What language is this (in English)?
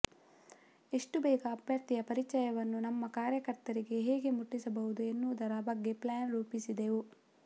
Kannada